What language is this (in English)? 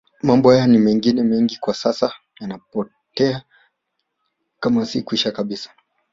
Swahili